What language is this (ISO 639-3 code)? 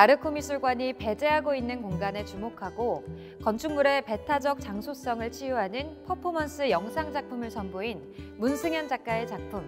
kor